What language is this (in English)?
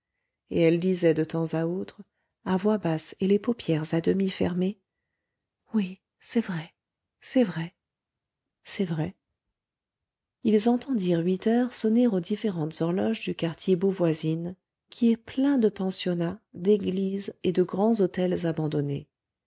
French